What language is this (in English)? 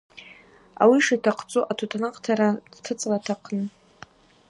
Abaza